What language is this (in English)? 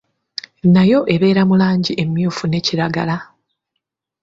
Ganda